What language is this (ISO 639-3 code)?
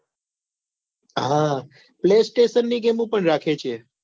guj